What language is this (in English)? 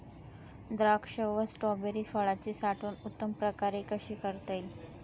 Marathi